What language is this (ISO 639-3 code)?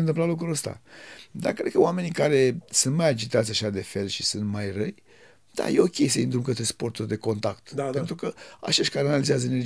ron